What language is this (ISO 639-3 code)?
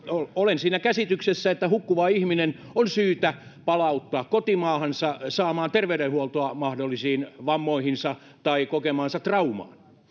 fin